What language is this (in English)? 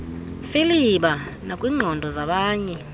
Xhosa